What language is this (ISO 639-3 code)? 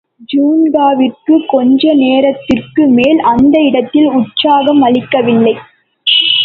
tam